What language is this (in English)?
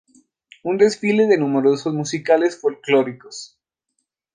Spanish